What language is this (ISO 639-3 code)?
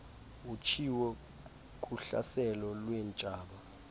xho